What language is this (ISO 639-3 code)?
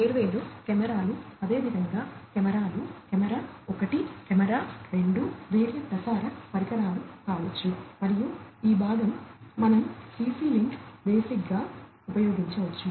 tel